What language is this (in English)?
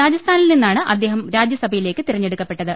Malayalam